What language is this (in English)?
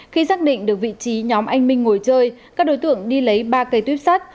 Vietnamese